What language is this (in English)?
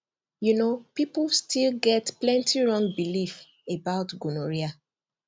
Nigerian Pidgin